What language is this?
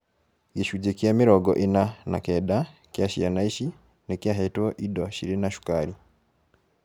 Kikuyu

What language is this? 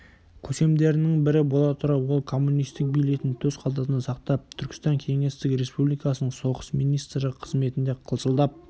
Kazakh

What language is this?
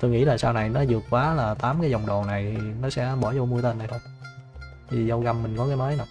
Vietnamese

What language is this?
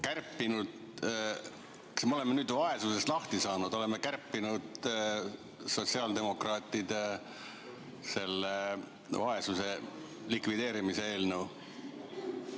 Estonian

